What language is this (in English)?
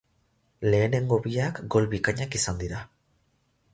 Basque